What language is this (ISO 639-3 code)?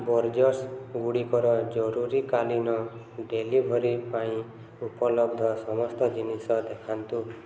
ori